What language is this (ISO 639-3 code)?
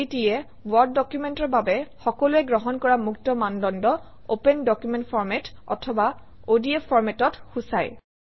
asm